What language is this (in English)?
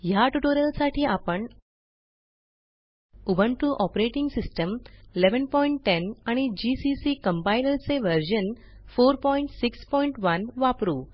Marathi